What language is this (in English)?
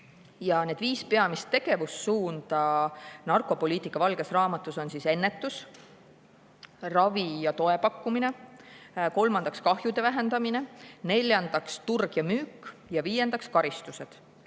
Estonian